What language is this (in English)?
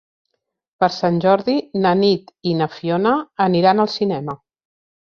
Catalan